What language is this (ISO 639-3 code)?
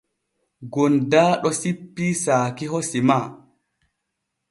fue